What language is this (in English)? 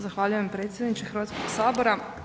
Croatian